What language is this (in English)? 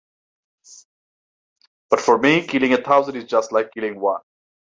English